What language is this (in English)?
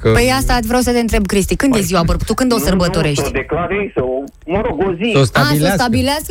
Romanian